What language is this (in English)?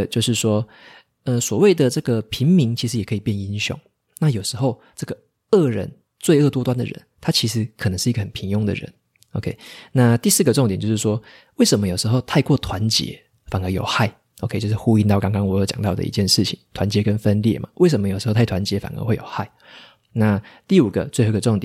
Chinese